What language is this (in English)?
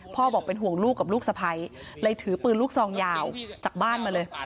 Thai